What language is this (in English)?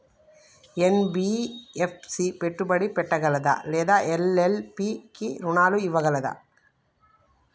Telugu